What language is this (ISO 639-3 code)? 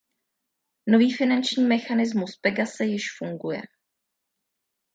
ces